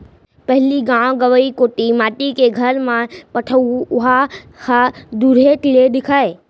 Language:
Chhattisgarhi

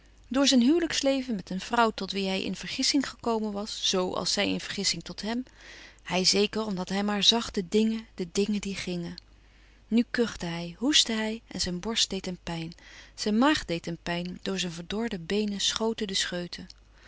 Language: Dutch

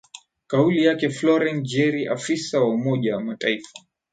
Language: Swahili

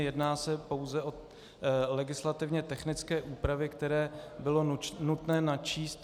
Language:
Czech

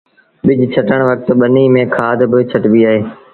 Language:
Sindhi Bhil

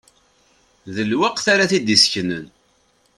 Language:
Kabyle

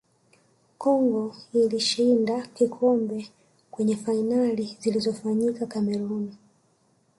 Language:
Swahili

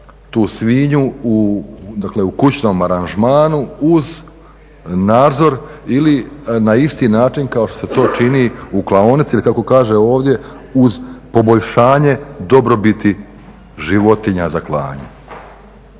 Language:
Croatian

